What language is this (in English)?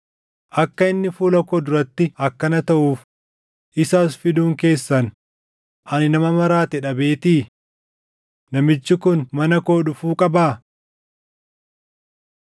Oromo